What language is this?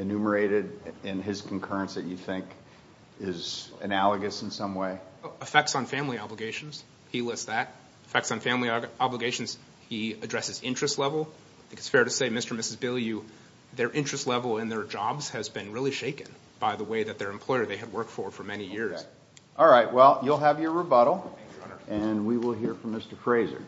English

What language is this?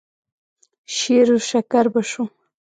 Pashto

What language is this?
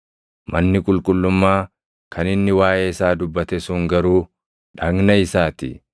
Oromo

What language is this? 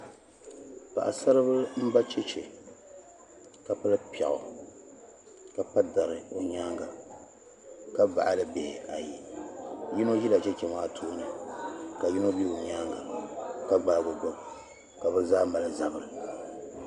Dagbani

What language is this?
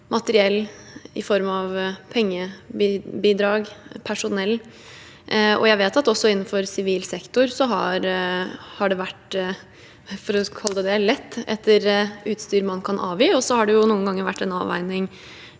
Norwegian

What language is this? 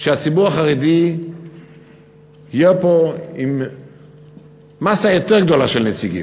Hebrew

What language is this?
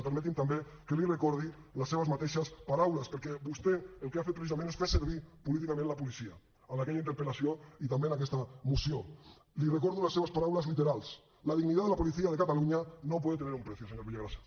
Catalan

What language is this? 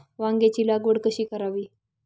Marathi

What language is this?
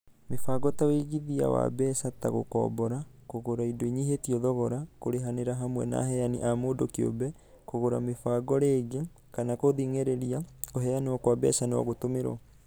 Kikuyu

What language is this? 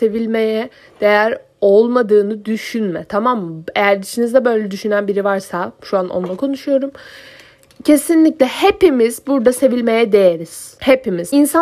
Turkish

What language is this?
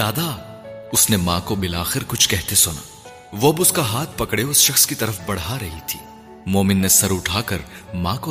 Urdu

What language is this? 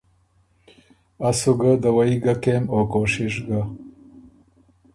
Ormuri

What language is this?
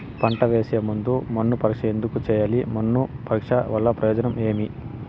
Telugu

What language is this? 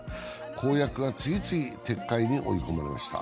Japanese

